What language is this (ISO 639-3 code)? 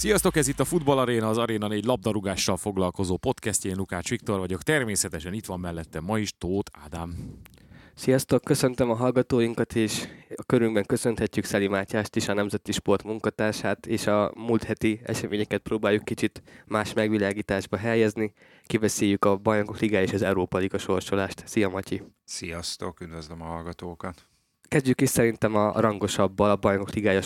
hun